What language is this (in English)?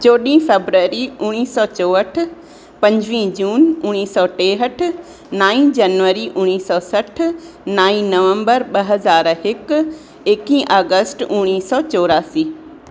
Sindhi